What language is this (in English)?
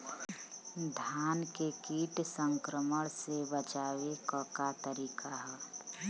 Bhojpuri